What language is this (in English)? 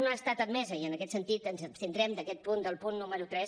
Catalan